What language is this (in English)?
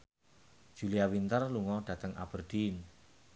Javanese